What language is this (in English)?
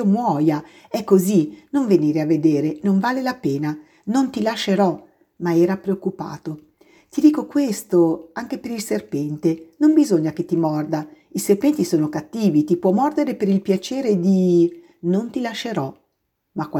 Italian